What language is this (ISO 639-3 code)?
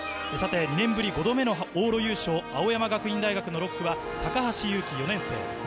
jpn